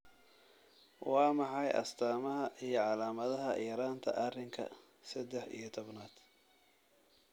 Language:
Somali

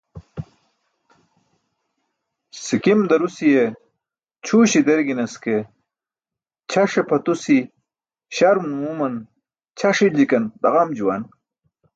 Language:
Burushaski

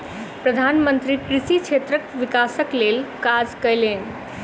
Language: Maithili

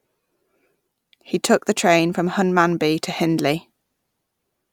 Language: English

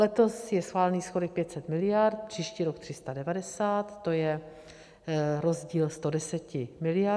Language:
Czech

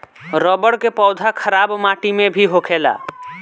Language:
Bhojpuri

